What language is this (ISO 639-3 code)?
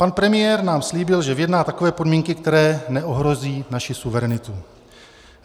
ces